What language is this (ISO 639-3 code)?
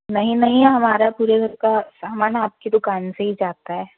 hin